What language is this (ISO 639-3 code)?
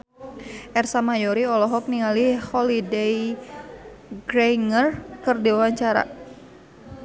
sun